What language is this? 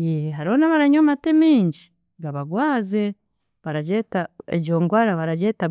Chiga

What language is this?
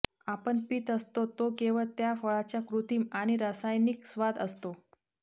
Marathi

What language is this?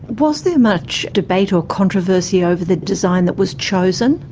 English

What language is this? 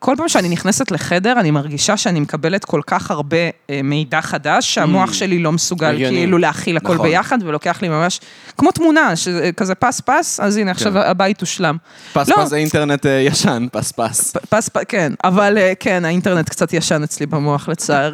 Hebrew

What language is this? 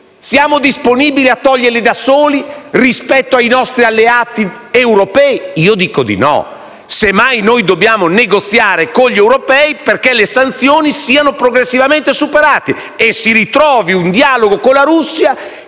Italian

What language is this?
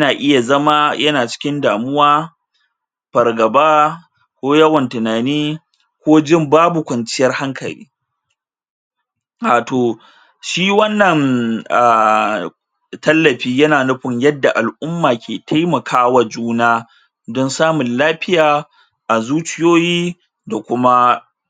Hausa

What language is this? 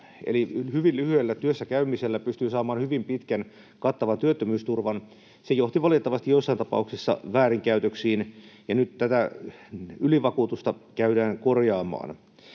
Finnish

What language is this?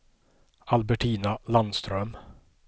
Swedish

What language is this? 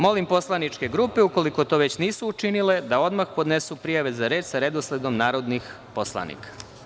Serbian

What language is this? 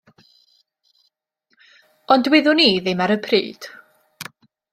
Welsh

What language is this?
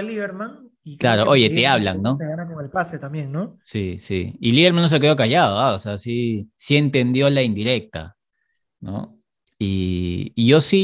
Spanish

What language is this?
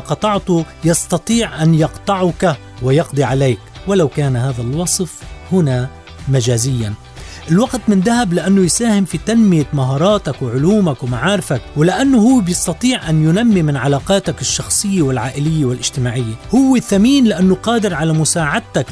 Arabic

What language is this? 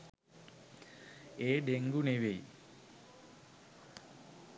Sinhala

